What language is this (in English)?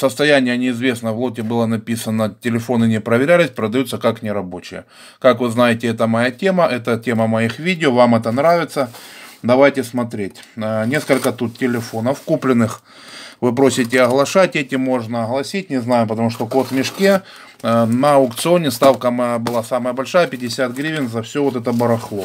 Russian